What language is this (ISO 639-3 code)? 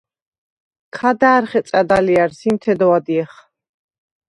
sva